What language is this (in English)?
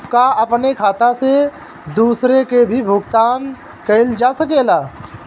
Bhojpuri